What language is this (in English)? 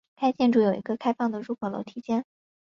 Chinese